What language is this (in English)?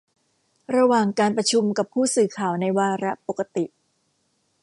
Thai